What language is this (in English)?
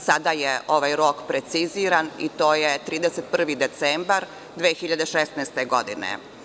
Serbian